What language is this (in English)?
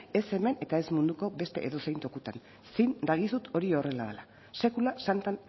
Basque